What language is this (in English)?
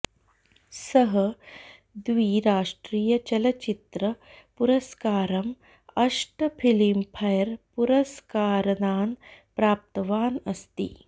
Sanskrit